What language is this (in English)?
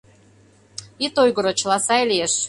Mari